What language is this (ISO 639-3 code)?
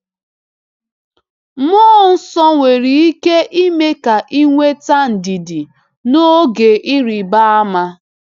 ibo